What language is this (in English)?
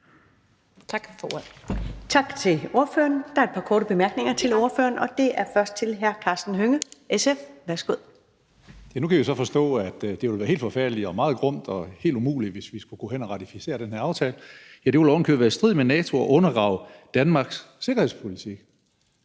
Danish